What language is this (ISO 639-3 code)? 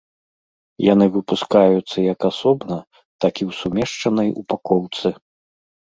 bel